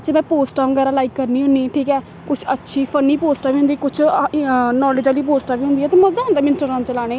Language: Dogri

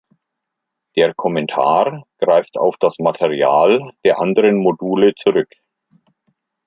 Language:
German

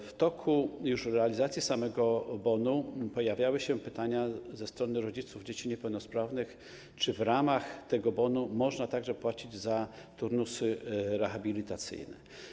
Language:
Polish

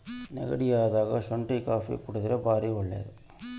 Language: Kannada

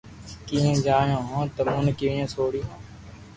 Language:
Loarki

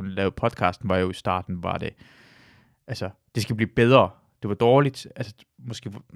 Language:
Danish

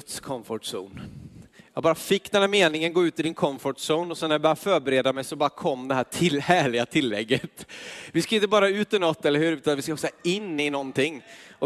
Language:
Swedish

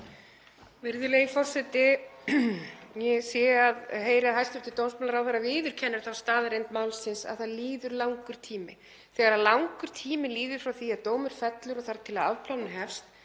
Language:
Icelandic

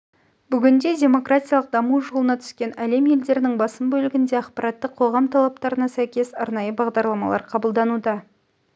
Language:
Kazakh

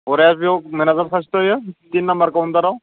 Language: Bodo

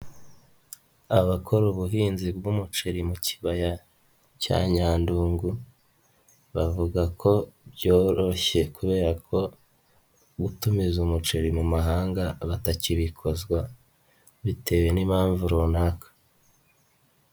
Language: Kinyarwanda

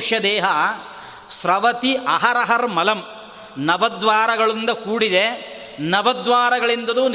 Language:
Kannada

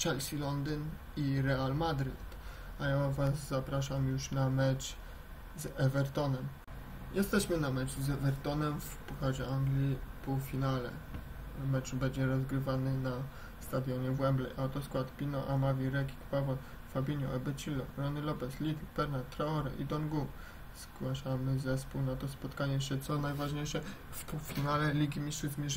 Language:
Polish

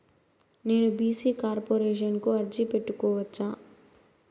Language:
Telugu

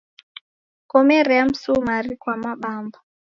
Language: Taita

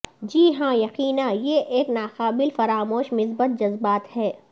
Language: Urdu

